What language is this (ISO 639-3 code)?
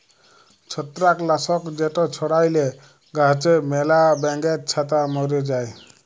ben